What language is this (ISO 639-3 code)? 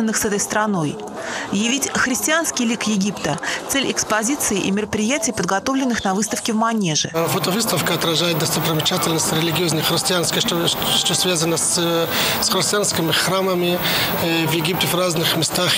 rus